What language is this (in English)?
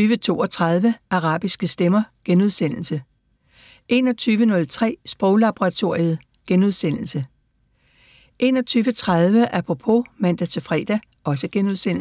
Danish